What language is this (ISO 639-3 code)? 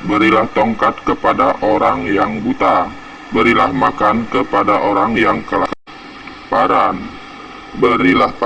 ind